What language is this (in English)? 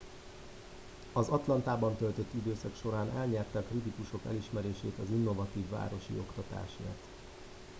Hungarian